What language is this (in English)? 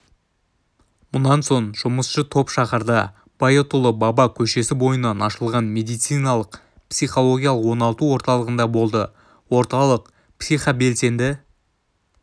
Kazakh